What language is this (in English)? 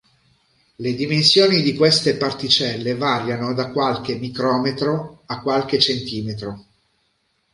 Italian